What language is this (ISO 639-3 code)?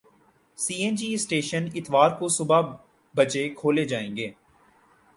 urd